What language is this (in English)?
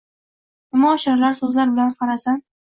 Uzbek